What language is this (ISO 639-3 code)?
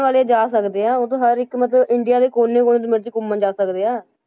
pan